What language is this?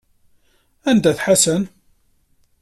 Kabyle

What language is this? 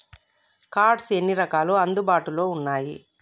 Telugu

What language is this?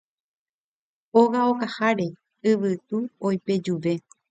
Guarani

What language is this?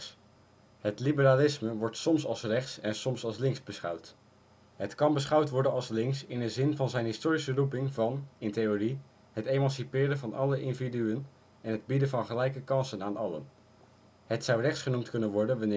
Dutch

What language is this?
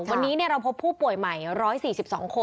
Thai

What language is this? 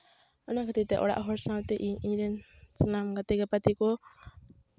Santali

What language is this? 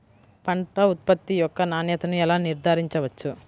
Telugu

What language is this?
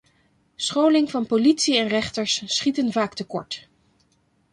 Dutch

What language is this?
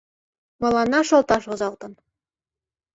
Mari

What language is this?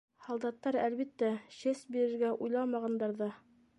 Bashkir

